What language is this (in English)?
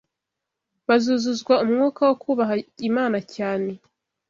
Kinyarwanda